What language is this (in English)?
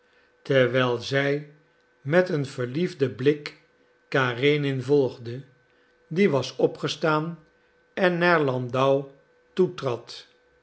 Dutch